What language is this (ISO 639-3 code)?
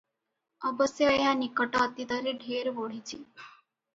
ori